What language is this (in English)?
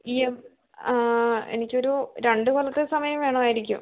Malayalam